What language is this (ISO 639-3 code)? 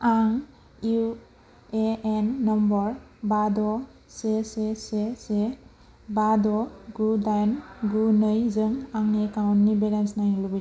brx